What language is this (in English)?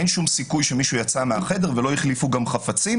Hebrew